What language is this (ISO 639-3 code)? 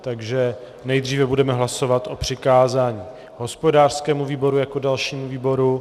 ces